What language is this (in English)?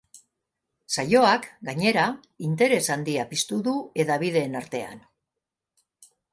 Basque